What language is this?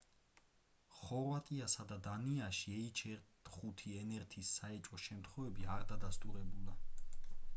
Georgian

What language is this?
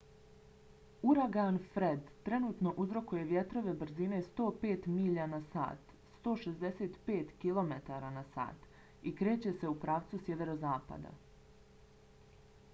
Bosnian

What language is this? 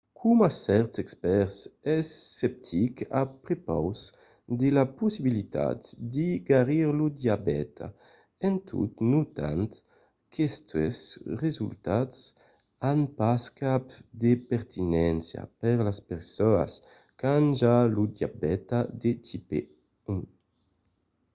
Occitan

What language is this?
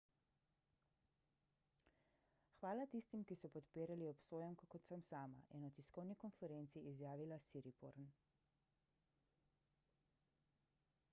Slovenian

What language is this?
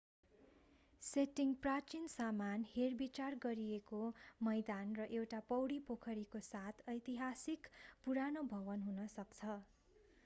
Nepali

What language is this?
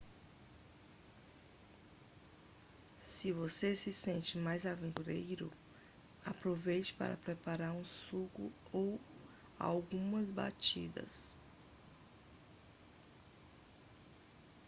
Portuguese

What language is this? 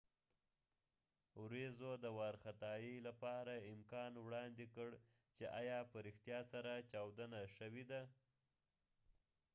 Pashto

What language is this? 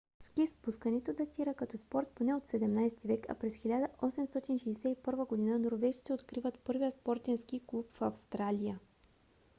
Bulgarian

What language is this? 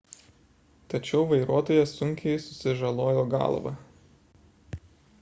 Lithuanian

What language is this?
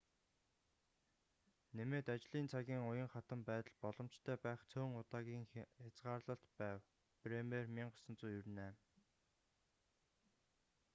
Mongolian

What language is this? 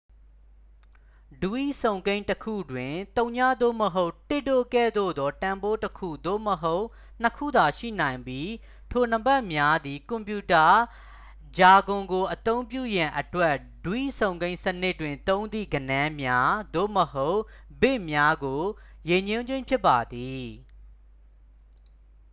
Burmese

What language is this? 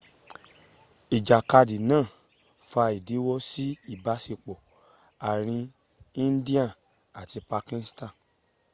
Yoruba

